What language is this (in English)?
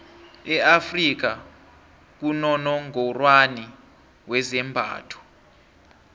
South Ndebele